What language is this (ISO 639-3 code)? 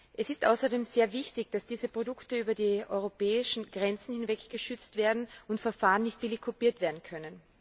deu